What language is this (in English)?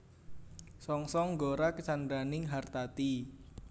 Javanese